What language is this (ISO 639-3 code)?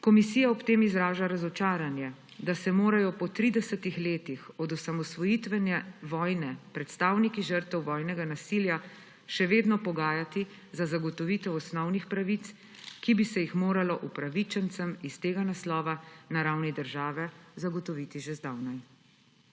slv